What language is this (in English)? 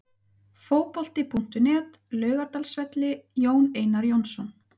Icelandic